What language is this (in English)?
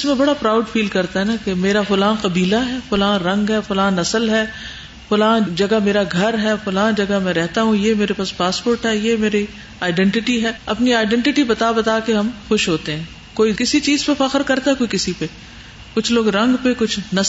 Urdu